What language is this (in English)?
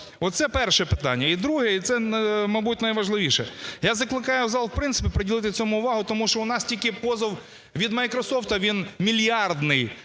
Ukrainian